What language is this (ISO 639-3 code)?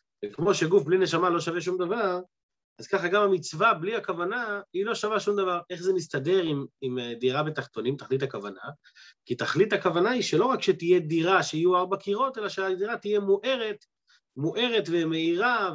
heb